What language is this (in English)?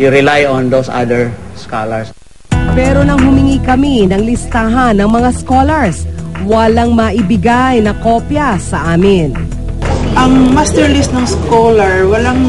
Filipino